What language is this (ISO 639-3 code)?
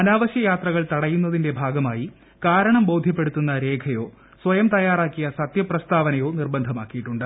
mal